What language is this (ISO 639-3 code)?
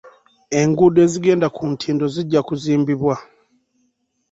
lug